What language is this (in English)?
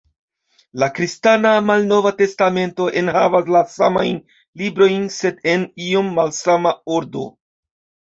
Esperanto